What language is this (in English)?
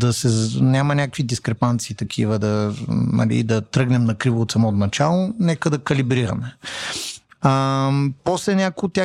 Bulgarian